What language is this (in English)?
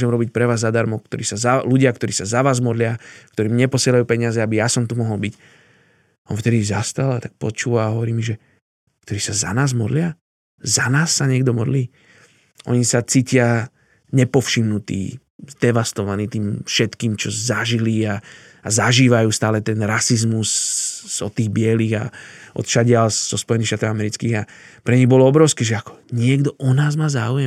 Slovak